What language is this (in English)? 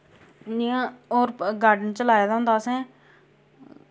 Dogri